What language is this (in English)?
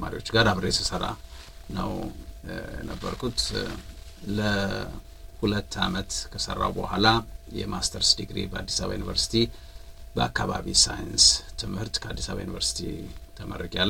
Amharic